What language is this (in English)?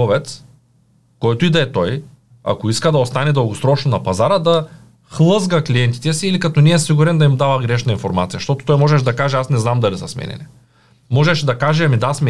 Bulgarian